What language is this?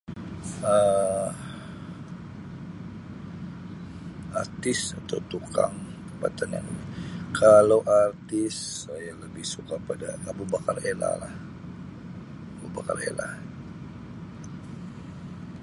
Sabah Malay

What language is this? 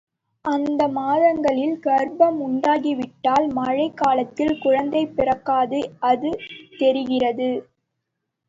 Tamil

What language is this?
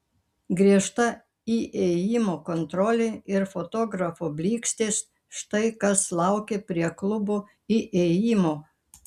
Lithuanian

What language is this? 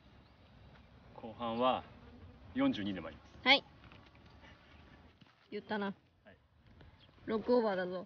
Japanese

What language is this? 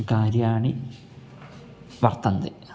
Sanskrit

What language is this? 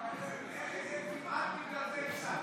Hebrew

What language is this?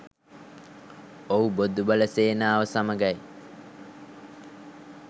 Sinhala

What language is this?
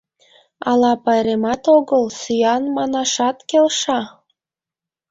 Mari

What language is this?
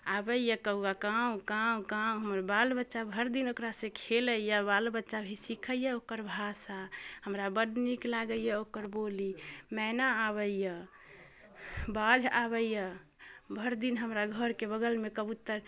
Maithili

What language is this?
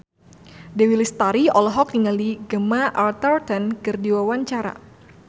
Sundanese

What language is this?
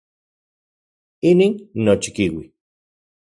Central Puebla Nahuatl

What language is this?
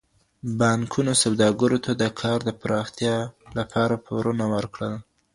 Pashto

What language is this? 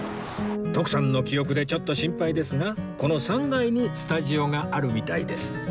Japanese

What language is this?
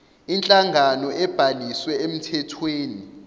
Zulu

